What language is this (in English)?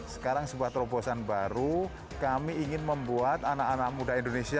Indonesian